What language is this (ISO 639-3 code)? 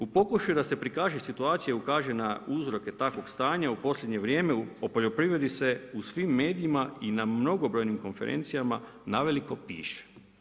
hrv